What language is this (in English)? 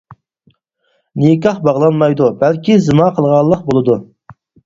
Uyghur